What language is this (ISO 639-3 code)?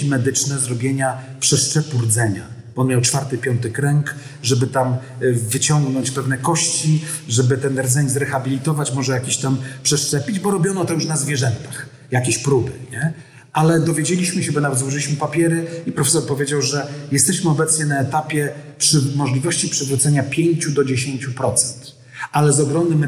pol